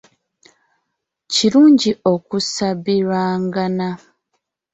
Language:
Ganda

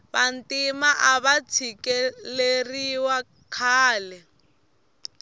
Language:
Tsonga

